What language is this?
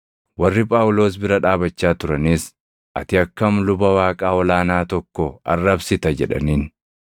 Oromo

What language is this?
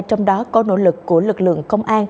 Vietnamese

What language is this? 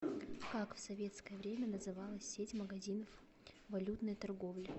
Russian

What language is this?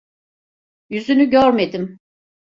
Turkish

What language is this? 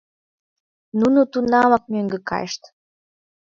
Mari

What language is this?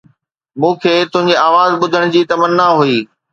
Sindhi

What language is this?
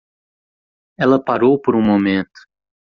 Portuguese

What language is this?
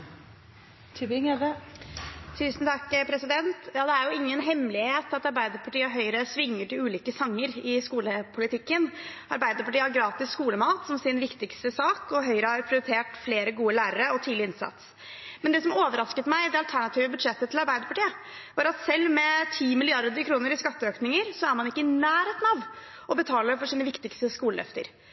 Norwegian Bokmål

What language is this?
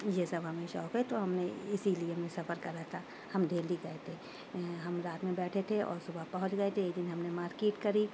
Urdu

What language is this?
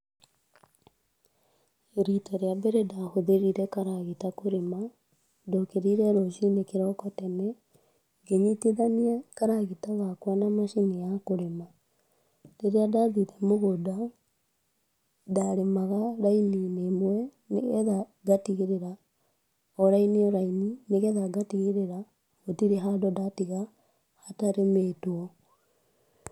Kikuyu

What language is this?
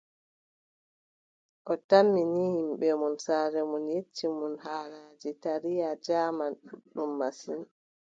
Adamawa Fulfulde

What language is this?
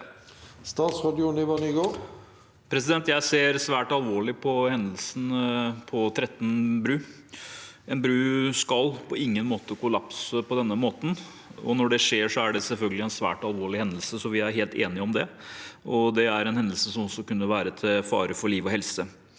Norwegian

